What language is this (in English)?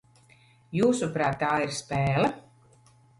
Latvian